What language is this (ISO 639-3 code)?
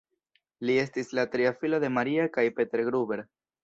epo